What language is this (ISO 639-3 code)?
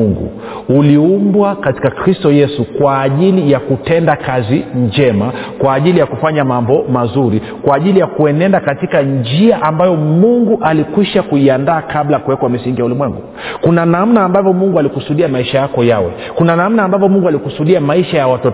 swa